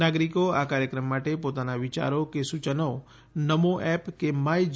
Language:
Gujarati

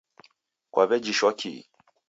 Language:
Taita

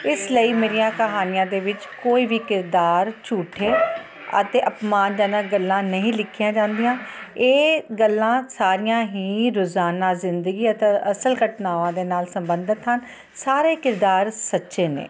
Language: Punjabi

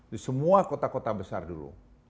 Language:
Indonesian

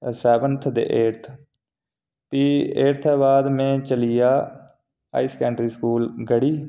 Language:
Dogri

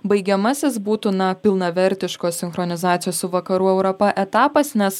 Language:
Lithuanian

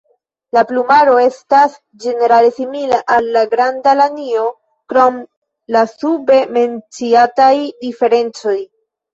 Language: Esperanto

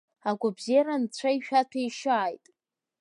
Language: Abkhazian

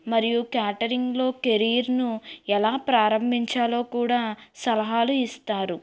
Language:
Telugu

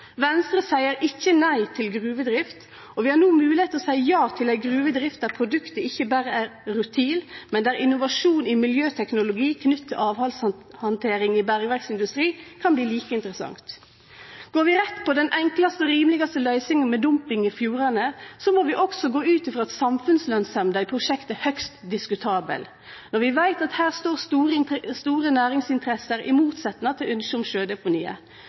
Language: Norwegian Nynorsk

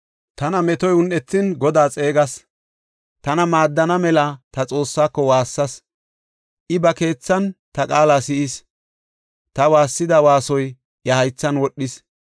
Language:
Gofa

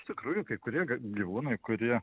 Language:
Lithuanian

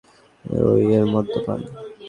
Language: Bangla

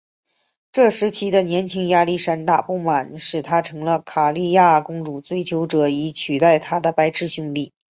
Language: Chinese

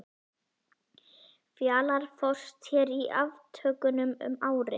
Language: Icelandic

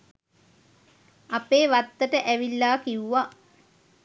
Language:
Sinhala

